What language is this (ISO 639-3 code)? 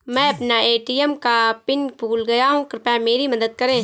hin